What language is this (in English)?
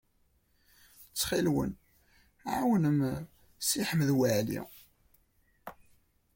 Kabyle